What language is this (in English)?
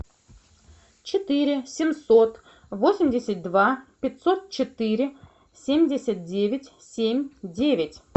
Russian